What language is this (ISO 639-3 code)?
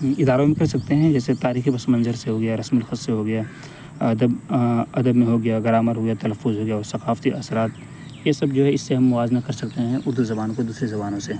urd